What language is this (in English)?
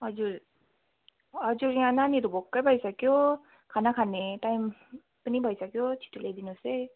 Nepali